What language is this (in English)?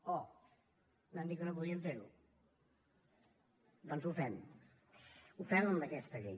Catalan